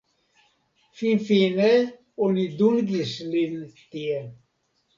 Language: Esperanto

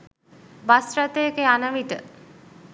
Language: Sinhala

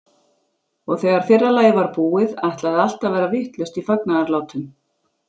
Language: Icelandic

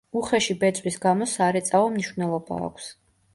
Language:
Georgian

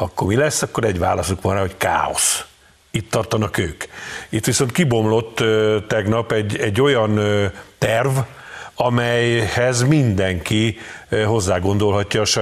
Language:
Hungarian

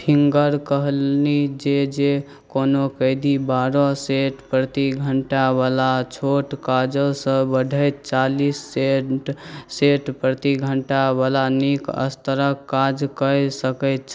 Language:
Maithili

